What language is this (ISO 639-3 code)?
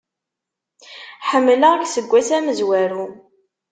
kab